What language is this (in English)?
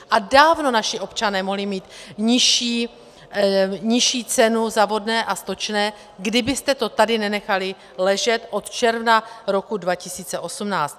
Czech